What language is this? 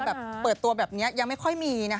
Thai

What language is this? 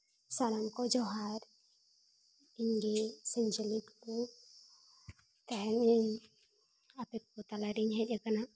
Santali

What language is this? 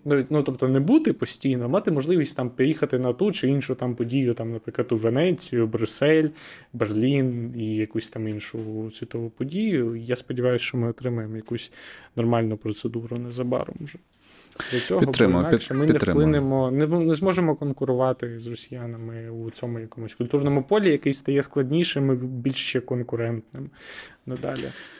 Ukrainian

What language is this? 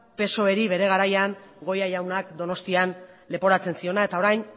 Basque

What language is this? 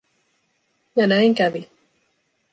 Finnish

